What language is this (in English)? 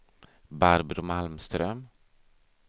Swedish